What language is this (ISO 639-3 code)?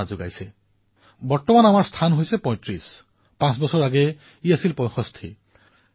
asm